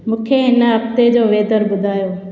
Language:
Sindhi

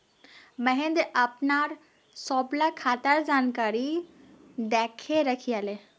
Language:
Magahi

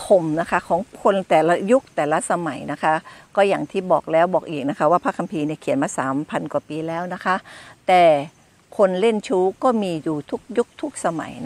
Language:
Thai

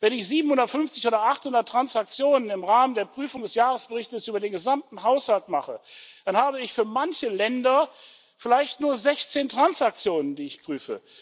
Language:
German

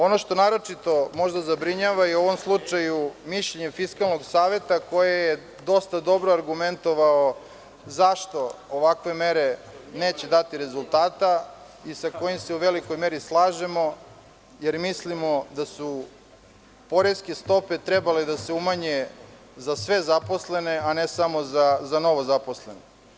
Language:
Serbian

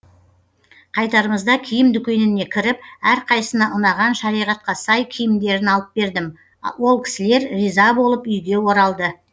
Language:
Kazakh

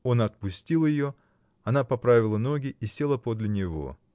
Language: Russian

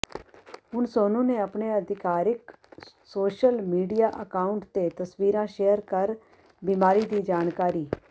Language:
Punjabi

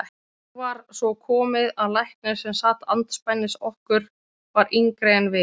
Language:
Icelandic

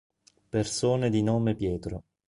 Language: Italian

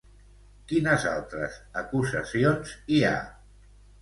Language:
Catalan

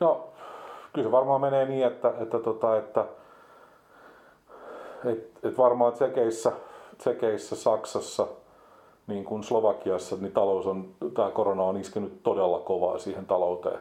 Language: Finnish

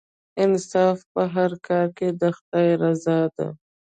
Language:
Pashto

